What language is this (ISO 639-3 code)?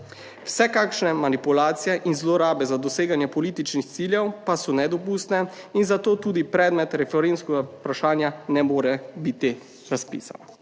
slv